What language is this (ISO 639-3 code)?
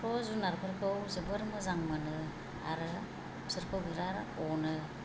brx